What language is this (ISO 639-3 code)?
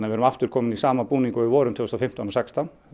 isl